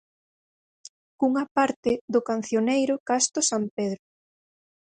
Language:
Galician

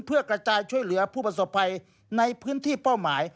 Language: Thai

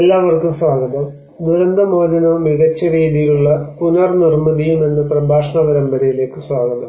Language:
Malayalam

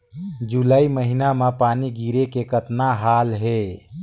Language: Chhattisgarhi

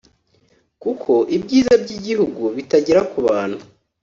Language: Kinyarwanda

